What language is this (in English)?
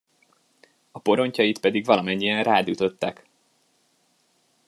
Hungarian